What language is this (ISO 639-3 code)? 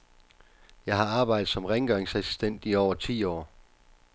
dan